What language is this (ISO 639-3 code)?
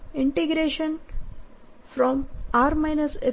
guj